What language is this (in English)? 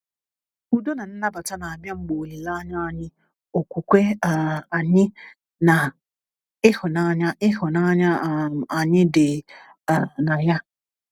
Igbo